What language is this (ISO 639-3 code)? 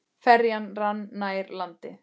isl